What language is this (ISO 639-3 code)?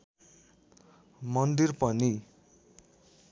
nep